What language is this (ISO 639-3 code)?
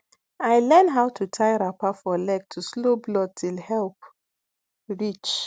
pcm